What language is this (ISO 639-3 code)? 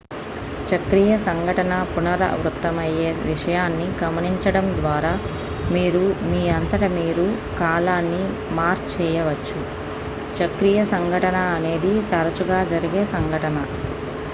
tel